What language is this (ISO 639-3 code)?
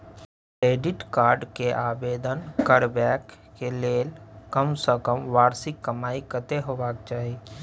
mai